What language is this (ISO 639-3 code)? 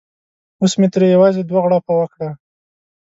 pus